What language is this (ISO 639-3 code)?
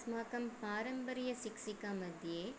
san